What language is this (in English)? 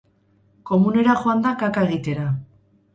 Basque